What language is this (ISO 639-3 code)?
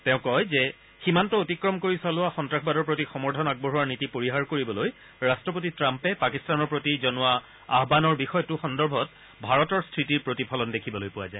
asm